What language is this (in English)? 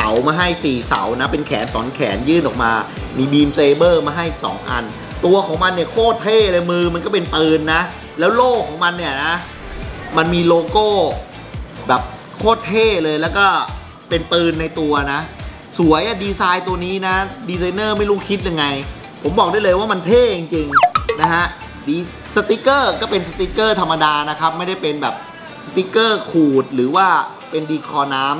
Thai